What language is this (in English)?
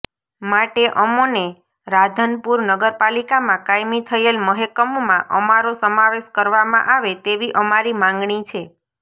Gujarati